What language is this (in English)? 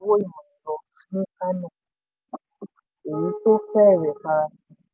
Yoruba